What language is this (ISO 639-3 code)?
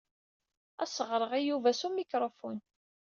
kab